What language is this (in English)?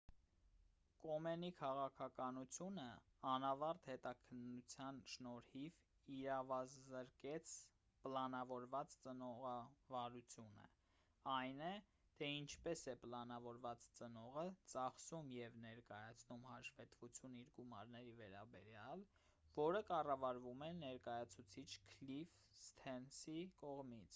Armenian